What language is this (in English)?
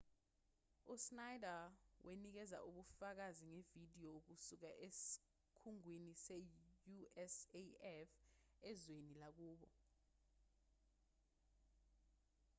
Zulu